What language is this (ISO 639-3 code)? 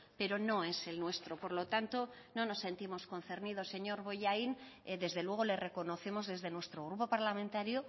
spa